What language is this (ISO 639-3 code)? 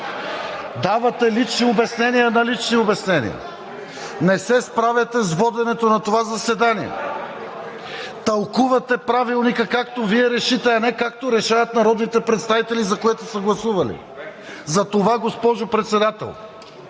bul